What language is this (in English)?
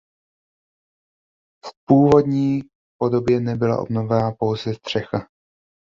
Czech